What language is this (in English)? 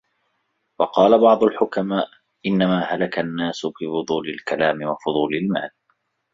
Arabic